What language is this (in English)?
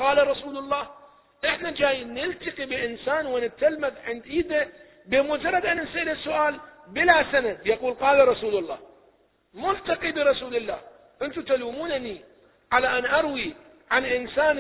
Arabic